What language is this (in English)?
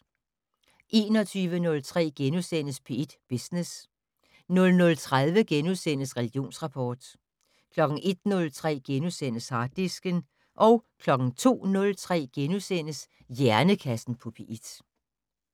Danish